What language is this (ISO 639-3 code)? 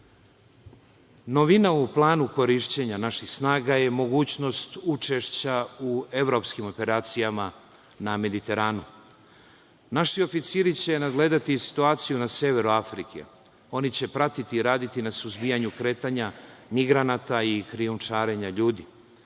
srp